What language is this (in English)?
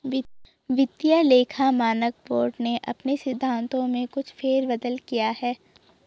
Hindi